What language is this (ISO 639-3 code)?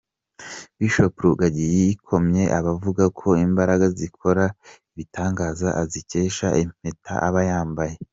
kin